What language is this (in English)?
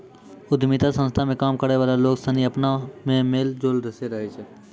Maithili